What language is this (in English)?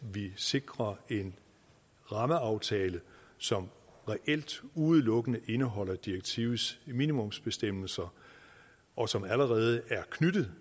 Danish